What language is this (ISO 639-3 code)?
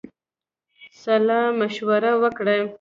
pus